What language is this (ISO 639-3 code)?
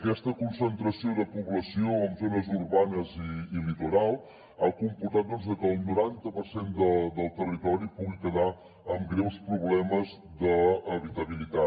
cat